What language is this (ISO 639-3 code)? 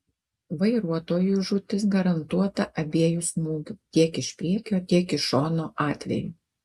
lit